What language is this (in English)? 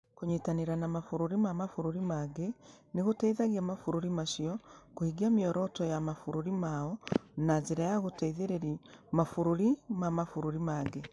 Kikuyu